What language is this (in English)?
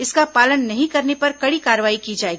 Hindi